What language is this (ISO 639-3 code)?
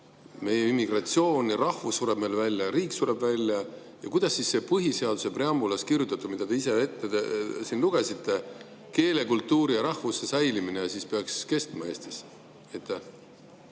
est